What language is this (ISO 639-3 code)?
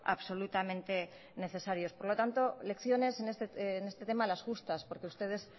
spa